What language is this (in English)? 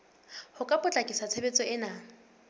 Southern Sotho